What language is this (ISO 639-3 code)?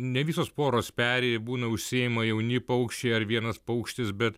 lit